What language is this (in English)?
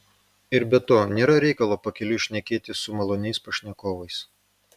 Lithuanian